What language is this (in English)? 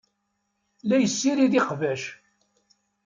Kabyle